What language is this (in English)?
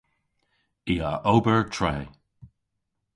Cornish